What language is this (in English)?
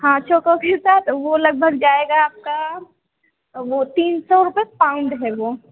Hindi